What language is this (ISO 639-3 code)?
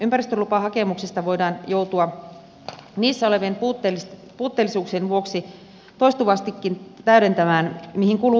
fin